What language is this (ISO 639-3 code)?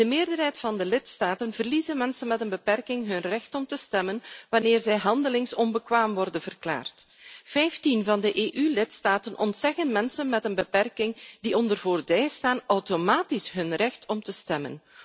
nld